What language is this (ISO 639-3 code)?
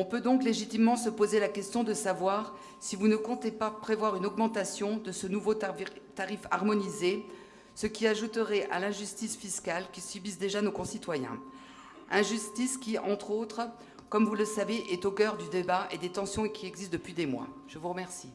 fra